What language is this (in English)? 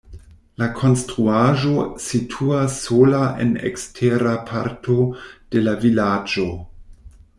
Esperanto